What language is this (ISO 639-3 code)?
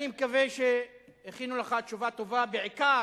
heb